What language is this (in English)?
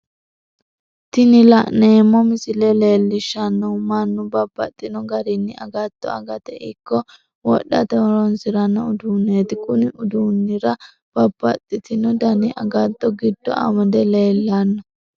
Sidamo